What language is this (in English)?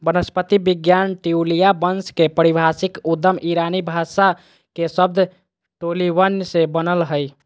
Magahi